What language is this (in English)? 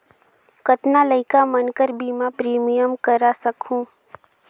Chhattisgarhi